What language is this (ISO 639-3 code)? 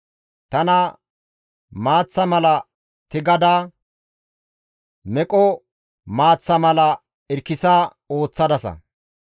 gmv